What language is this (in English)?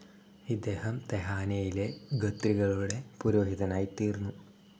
Malayalam